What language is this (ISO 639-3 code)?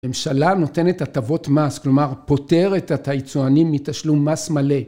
heb